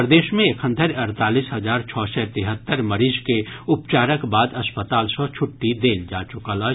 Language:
Maithili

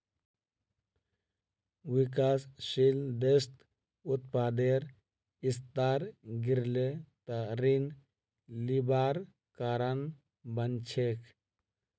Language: Magahi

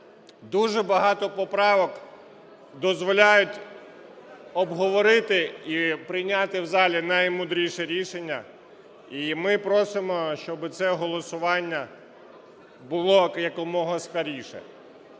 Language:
Ukrainian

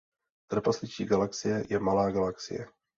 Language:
Czech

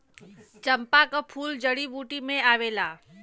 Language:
Bhojpuri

